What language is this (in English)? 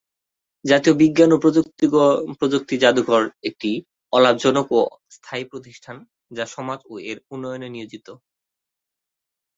Bangla